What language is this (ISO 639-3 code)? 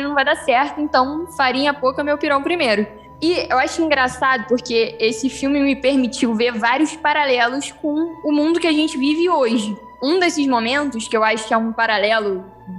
por